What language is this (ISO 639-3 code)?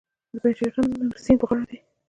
pus